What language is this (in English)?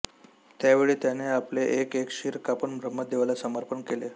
Marathi